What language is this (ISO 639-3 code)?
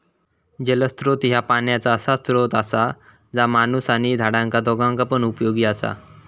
mar